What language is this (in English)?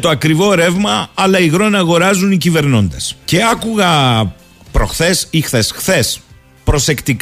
Greek